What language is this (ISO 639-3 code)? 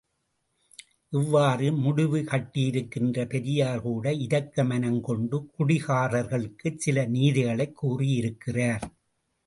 tam